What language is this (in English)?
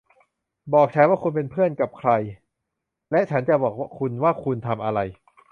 Thai